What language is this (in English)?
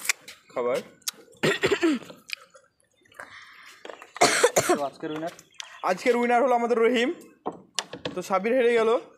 Romanian